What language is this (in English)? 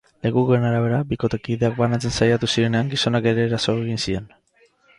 Basque